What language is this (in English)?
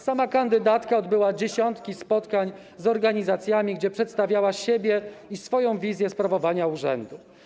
Polish